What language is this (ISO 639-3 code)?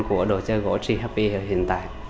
vie